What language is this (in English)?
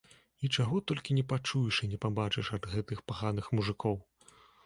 Belarusian